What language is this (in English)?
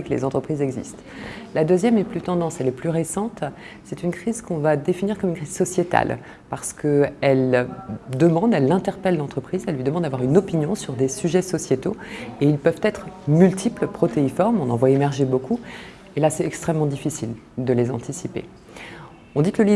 French